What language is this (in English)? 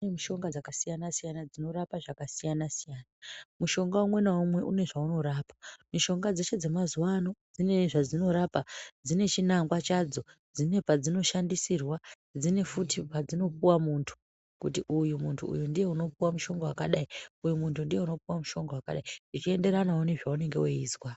Ndau